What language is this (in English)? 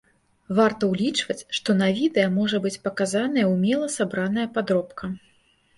Belarusian